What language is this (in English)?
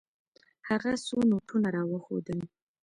Pashto